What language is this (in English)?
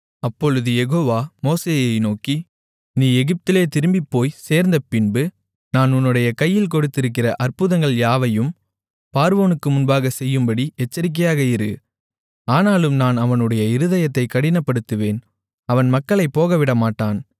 Tamil